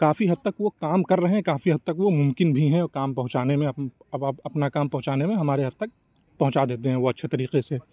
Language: Urdu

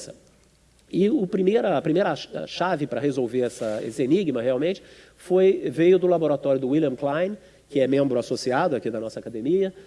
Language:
Portuguese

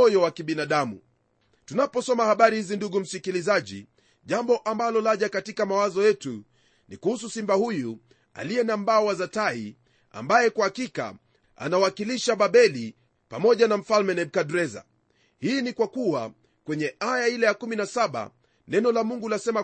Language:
Swahili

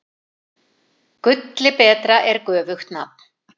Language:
Icelandic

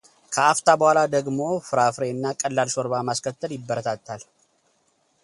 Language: Amharic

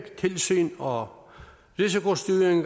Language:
Danish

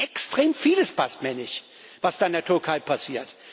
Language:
German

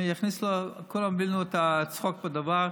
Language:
Hebrew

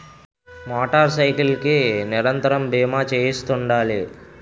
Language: Telugu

